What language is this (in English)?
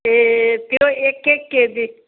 Nepali